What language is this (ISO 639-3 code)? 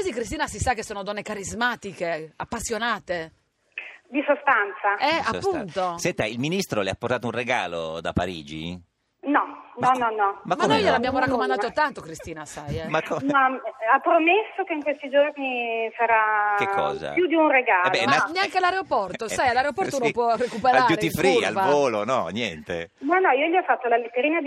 ita